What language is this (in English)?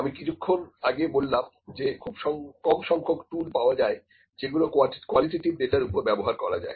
Bangla